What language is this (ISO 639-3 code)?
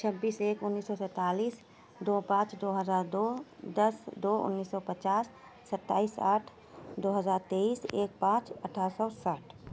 urd